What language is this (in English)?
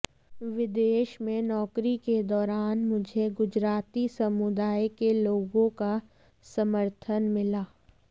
Hindi